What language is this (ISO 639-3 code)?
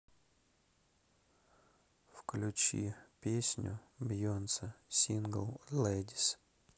rus